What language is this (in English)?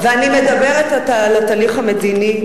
Hebrew